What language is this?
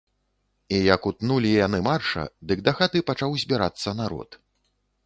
Belarusian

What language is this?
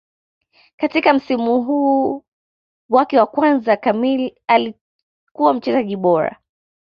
Swahili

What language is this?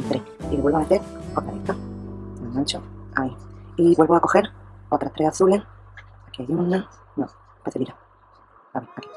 Spanish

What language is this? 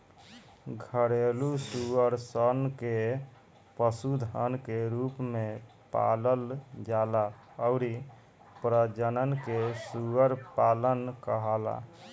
Bhojpuri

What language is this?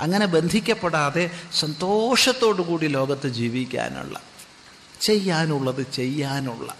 Malayalam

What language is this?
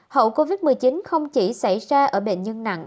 Vietnamese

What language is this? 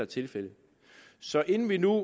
Danish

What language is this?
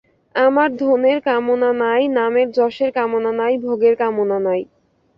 Bangla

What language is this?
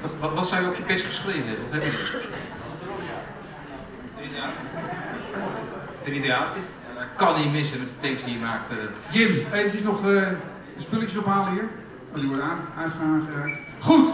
Dutch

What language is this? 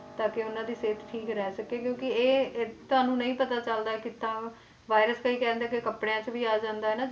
Punjabi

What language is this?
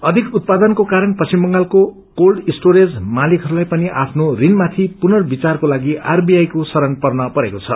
Nepali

